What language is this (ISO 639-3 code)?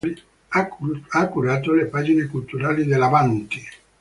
ita